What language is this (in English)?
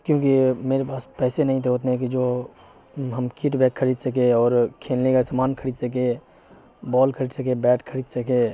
Urdu